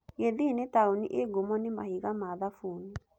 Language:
Kikuyu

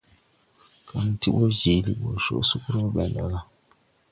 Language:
Tupuri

